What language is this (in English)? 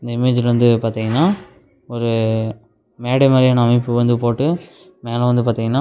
Tamil